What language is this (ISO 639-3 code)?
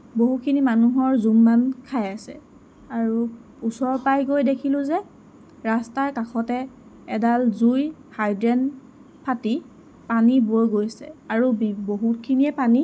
asm